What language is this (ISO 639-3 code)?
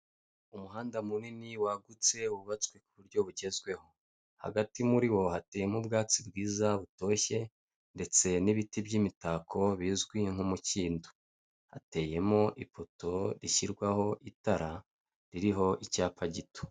kin